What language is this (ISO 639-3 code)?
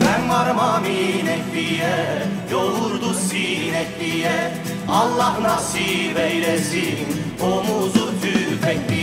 tur